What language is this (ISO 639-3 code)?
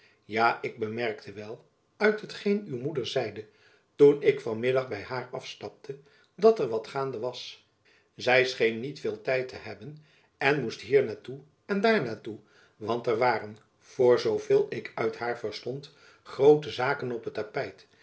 nld